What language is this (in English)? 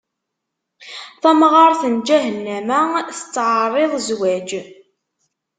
Kabyle